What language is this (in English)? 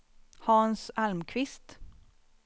Swedish